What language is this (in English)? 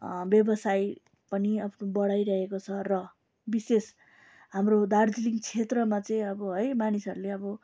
Nepali